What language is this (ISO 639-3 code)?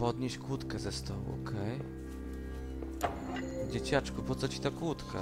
pol